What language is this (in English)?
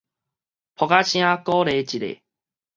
Min Nan Chinese